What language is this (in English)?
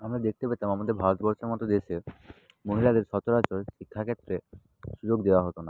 Bangla